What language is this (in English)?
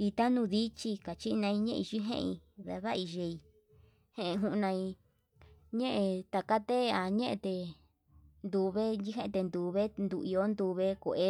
Yutanduchi Mixtec